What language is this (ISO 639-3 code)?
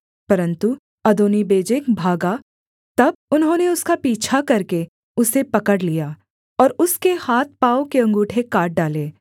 hin